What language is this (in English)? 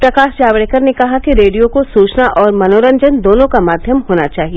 Hindi